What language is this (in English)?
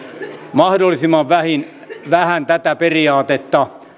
Finnish